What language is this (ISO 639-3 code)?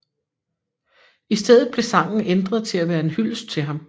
dan